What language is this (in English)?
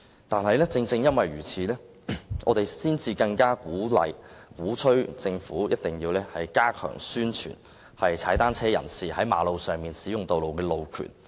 Cantonese